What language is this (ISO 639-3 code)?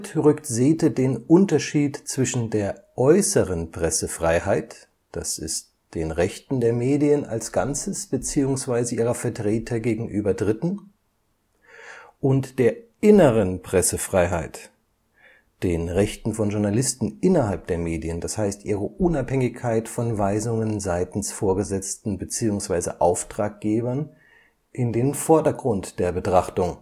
deu